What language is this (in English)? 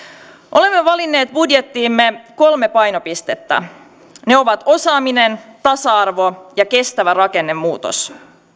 Finnish